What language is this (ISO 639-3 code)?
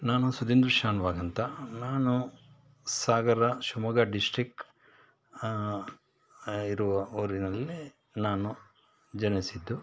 kan